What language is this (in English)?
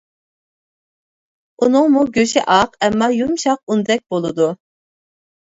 Uyghur